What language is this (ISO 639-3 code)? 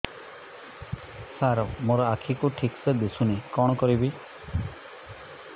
ori